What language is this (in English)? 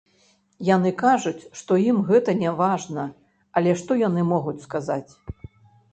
Belarusian